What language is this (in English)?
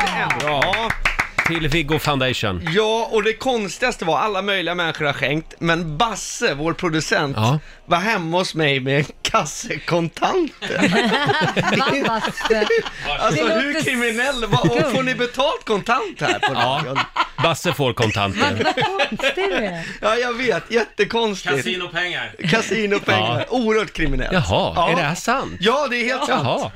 Swedish